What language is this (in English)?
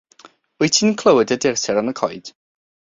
Welsh